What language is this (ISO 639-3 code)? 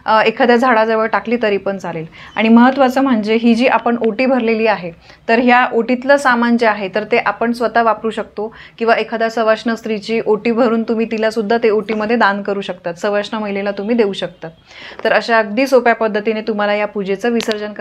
mar